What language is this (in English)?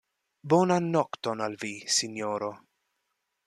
Esperanto